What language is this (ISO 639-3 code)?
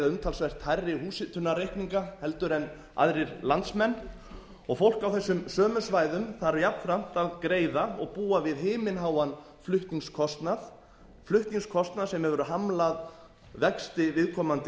isl